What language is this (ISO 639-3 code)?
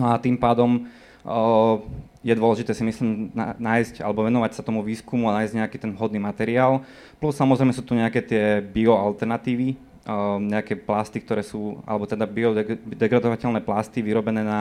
slk